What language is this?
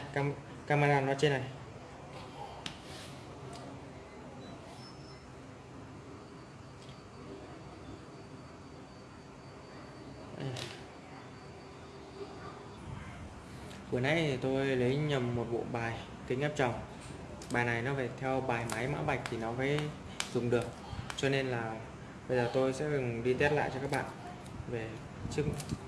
Vietnamese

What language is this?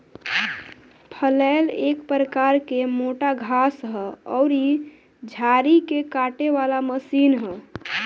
Bhojpuri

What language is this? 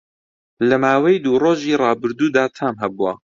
Central Kurdish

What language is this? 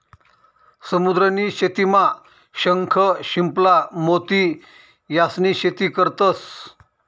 Marathi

